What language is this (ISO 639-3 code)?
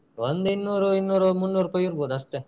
kan